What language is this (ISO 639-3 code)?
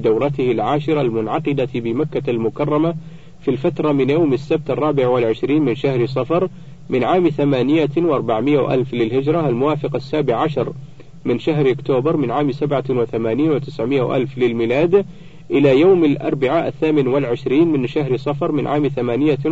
ara